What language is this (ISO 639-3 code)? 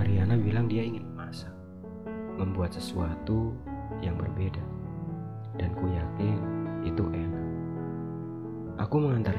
ind